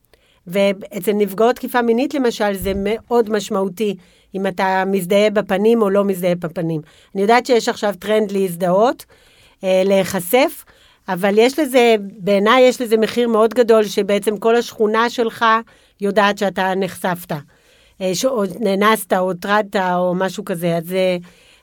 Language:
Hebrew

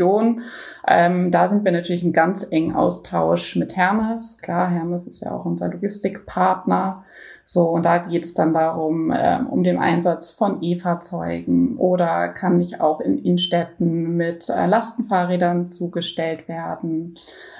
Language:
German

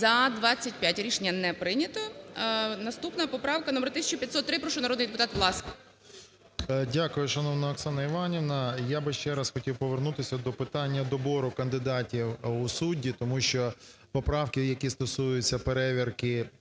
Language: Ukrainian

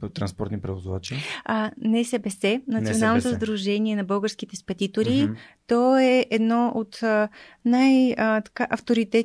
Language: Bulgarian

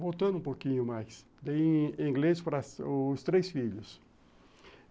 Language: Portuguese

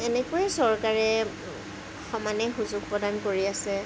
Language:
Assamese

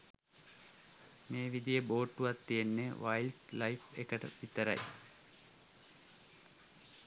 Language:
Sinhala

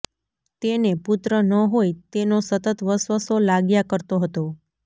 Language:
Gujarati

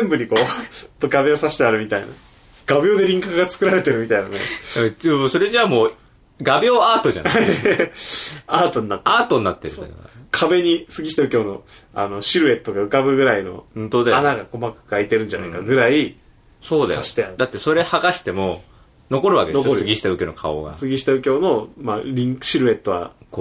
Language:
Japanese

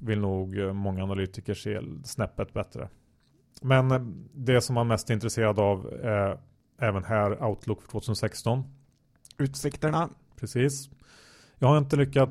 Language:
Swedish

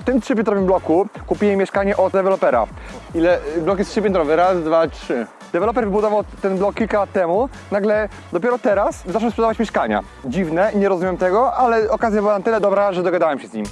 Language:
Polish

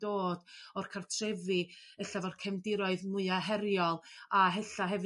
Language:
Welsh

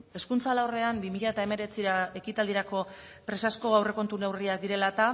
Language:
Basque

